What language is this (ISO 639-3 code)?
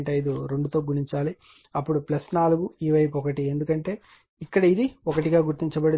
tel